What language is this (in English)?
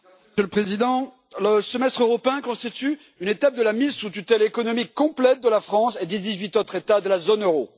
French